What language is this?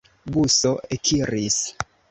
Esperanto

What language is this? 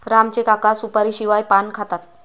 Marathi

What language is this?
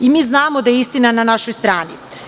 Serbian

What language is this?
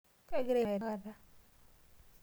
Masai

